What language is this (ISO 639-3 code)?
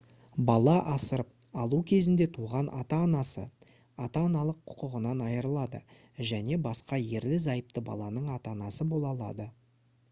kaz